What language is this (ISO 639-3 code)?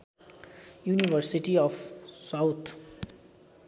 nep